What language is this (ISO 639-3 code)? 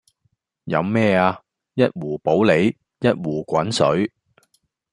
yue